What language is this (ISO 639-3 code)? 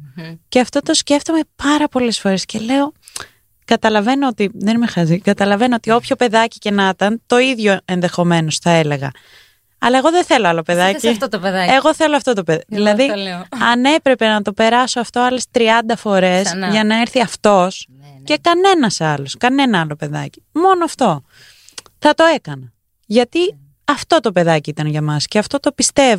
ell